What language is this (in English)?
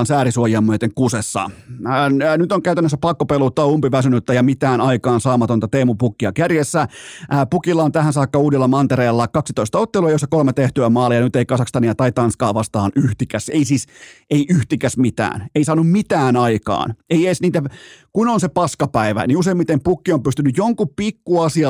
Finnish